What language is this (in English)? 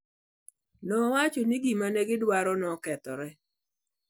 Luo (Kenya and Tanzania)